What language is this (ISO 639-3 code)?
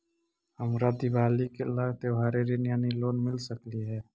mag